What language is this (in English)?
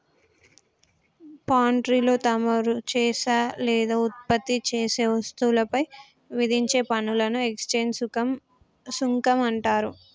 Telugu